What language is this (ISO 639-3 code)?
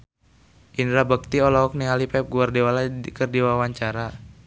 sun